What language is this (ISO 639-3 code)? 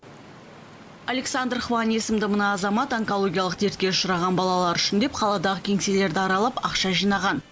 kaz